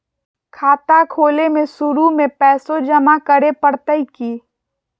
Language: Magahi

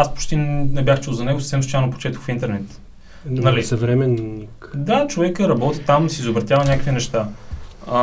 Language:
Bulgarian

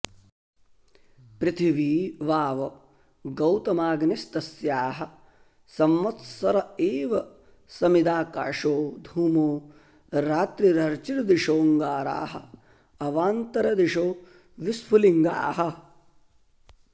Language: Sanskrit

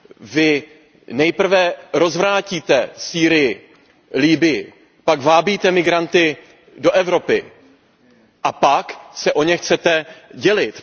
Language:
Czech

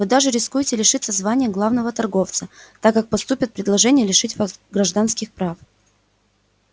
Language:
Russian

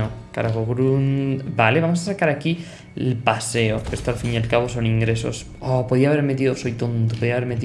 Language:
Spanish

